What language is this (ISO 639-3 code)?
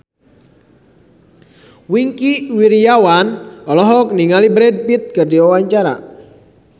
sun